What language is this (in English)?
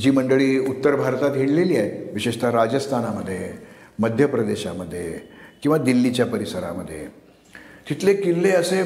Marathi